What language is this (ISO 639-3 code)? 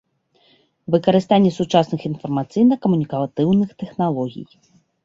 bel